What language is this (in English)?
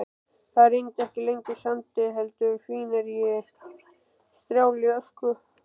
Icelandic